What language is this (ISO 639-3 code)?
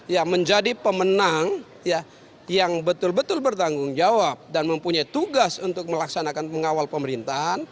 ind